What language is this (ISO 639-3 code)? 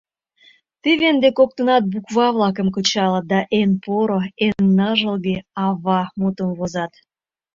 chm